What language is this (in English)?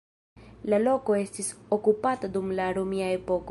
Esperanto